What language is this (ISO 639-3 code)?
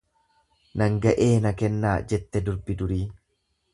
orm